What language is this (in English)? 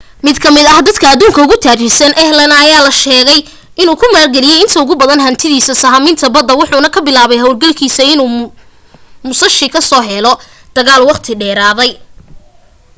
Somali